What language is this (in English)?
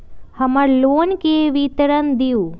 Magahi